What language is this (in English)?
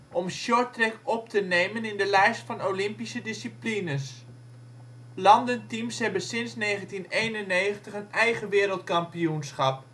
Dutch